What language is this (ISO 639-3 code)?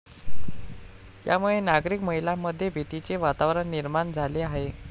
mar